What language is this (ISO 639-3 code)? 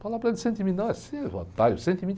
por